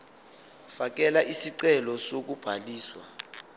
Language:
Zulu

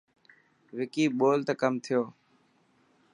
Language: Dhatki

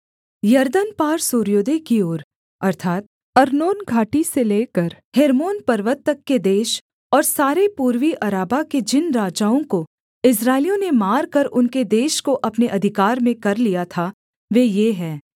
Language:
Hindi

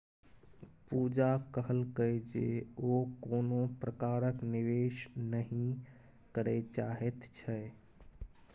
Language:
Maithili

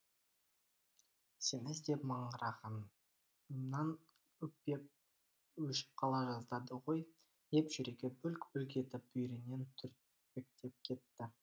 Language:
Kazakh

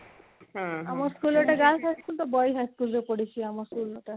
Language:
Odia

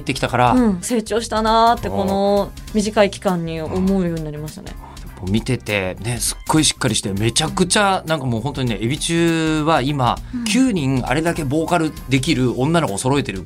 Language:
Japanese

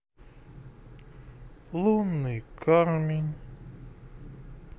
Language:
Russian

